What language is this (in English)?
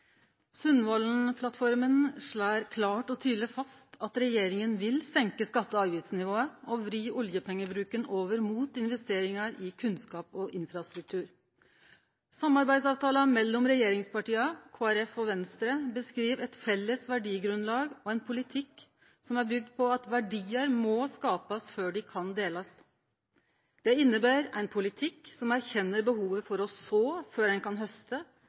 Norwegian